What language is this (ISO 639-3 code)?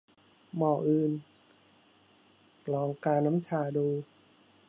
tha